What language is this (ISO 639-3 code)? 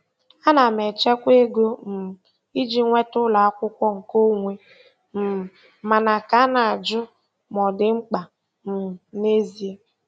ibo